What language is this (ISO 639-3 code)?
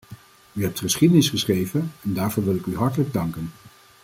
nld